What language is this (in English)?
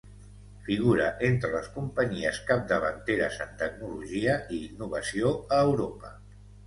Catalan